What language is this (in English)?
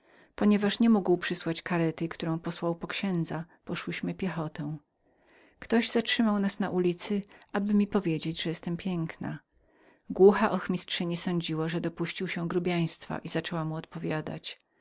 Polish